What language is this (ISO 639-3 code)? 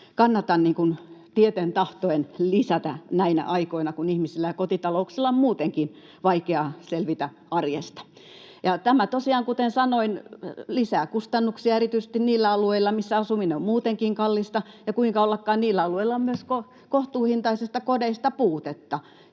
fin